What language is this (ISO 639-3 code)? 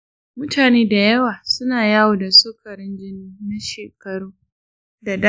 hau